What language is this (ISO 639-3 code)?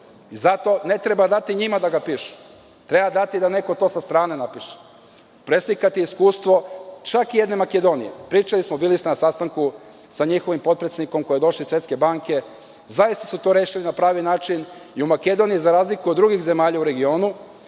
srp